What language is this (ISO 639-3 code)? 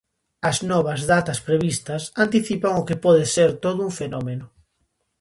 glg